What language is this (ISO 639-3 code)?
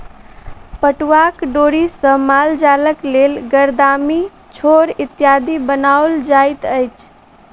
mai